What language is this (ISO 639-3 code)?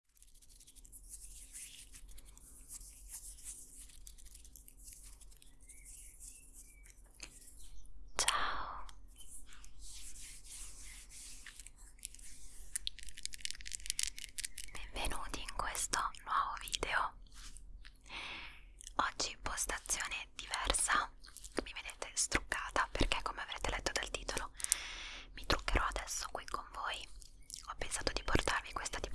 ita